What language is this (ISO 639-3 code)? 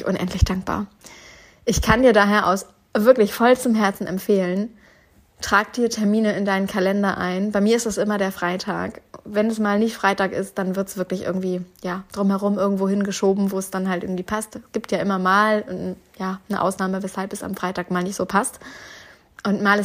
deu